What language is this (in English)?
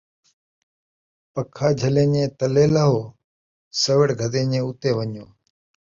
Saraiki